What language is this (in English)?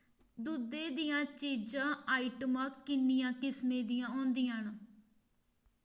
Dogri